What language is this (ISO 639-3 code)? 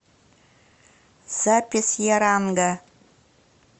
rus